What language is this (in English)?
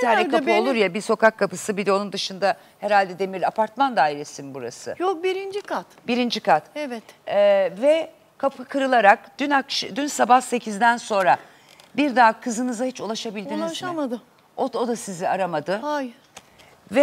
Turkish